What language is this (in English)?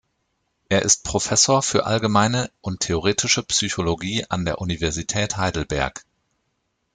German